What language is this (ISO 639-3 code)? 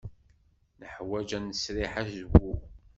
kab